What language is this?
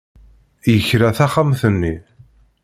Kabyle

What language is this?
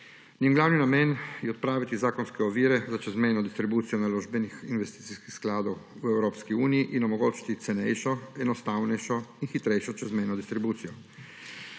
Slovenian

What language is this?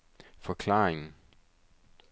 Danish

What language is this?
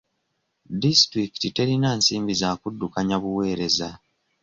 Ganda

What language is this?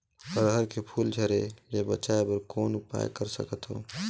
Chhattisgarhi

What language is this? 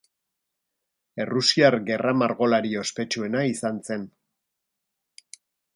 Basque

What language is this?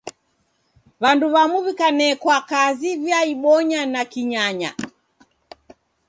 Taita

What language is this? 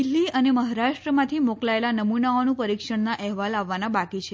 Gujarati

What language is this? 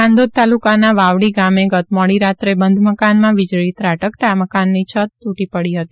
Gujarati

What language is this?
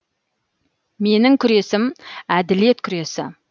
Kazakh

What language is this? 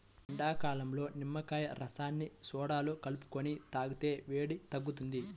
Telugu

